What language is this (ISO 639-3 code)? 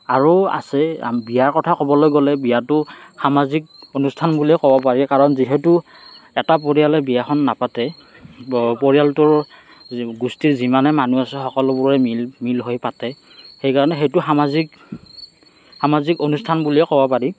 asm